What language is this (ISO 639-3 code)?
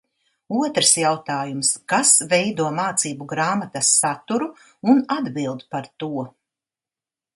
lav